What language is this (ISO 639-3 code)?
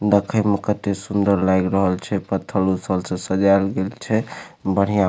mai